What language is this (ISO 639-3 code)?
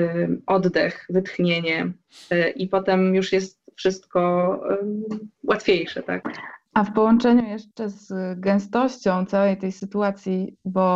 pol